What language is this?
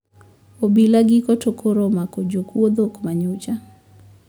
Luo (Kenya and Tanzania)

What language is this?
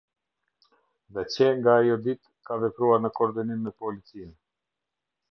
Albanian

